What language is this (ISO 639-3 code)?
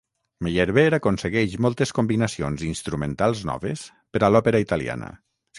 cat